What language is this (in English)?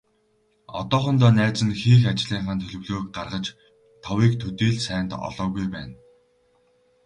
Mongolian